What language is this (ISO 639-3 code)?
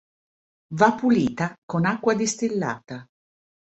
ita